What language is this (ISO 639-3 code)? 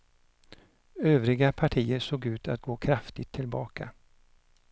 swe